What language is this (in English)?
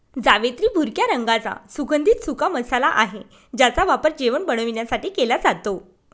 Marathi